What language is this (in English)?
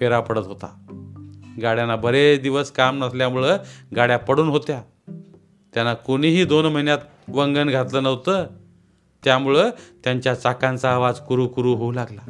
Marathi